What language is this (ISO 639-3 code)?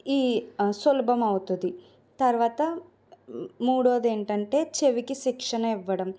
tel